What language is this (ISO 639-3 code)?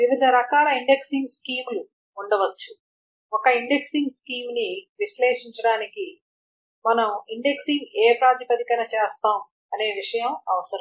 tel